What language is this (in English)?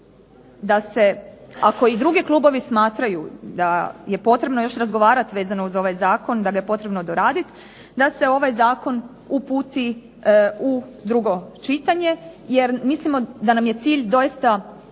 Croatian